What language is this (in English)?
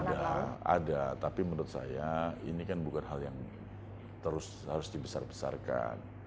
Indonesian